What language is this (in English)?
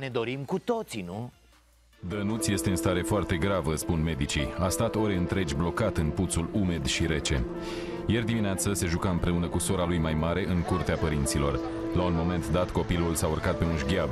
Romanian